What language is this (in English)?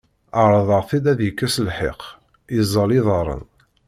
Kabyle